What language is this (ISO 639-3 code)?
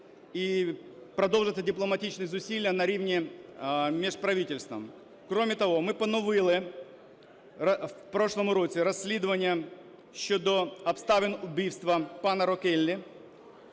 ukr